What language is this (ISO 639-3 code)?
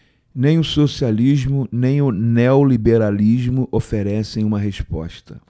por